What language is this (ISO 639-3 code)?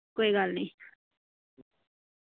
doi